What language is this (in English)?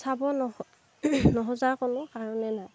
Assamese